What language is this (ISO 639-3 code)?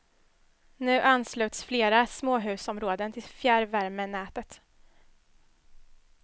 swe